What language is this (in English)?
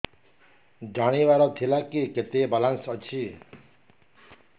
Odia